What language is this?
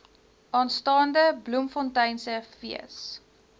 Afrikaans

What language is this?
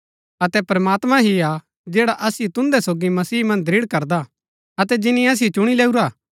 Gaddi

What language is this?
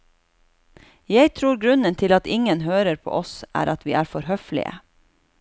Norwegian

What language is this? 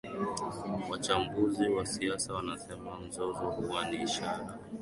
Swahili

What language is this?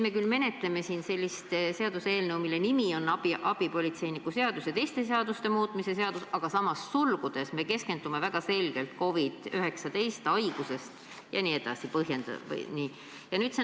Estonian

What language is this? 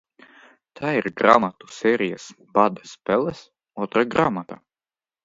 Latvian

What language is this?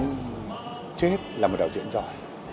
Vietnamese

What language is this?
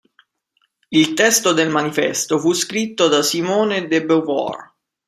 Italian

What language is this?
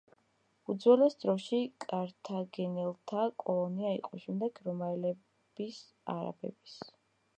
Georgian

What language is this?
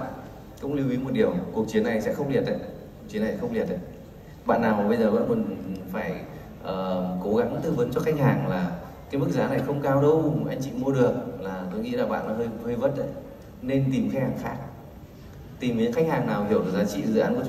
Vietnamese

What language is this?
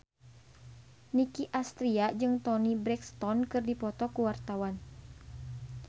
Sundanese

